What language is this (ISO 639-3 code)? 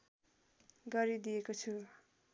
nep